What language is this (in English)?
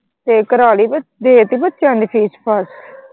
Punjabi